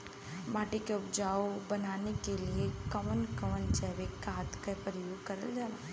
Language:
Bhojpuri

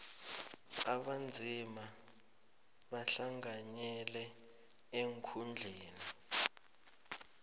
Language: South Ndebele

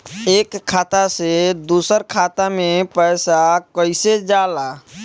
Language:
Bhojpuri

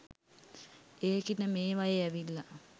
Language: Sinhala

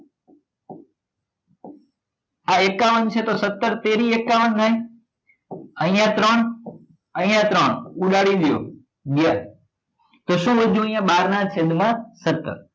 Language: Gujarati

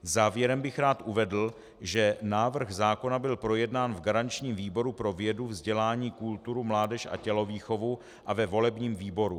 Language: Czech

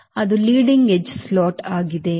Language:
Kannada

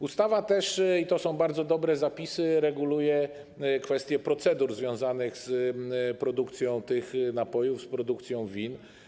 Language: Polish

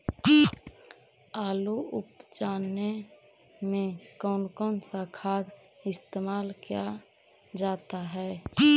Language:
Magahi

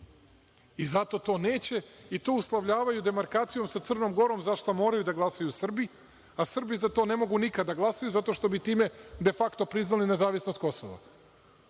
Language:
Serbian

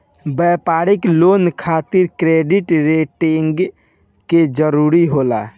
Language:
Bhojpuri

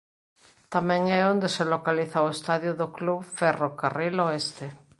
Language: Galician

